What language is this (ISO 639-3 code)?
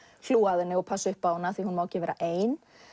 isl